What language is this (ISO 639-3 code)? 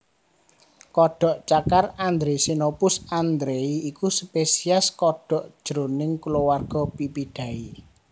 jav